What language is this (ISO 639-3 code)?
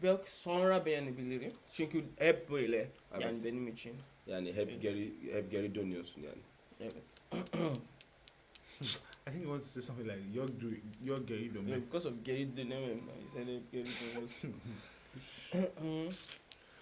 tur